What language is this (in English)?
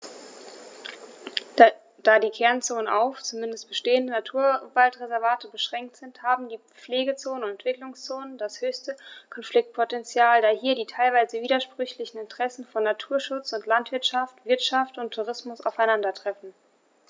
German